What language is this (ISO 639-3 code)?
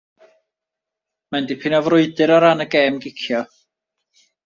cym